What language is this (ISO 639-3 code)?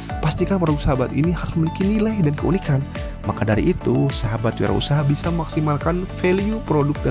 ind